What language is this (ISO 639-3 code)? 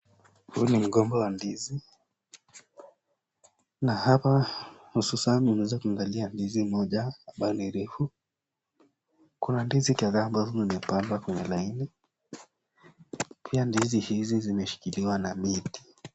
swa